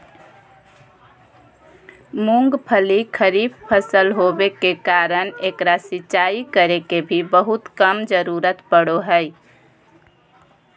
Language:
Magahi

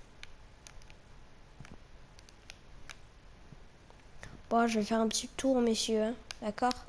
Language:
French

